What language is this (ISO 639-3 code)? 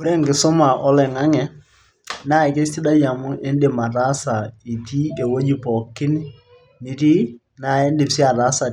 mas